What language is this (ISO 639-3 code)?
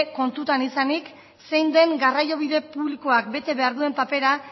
eus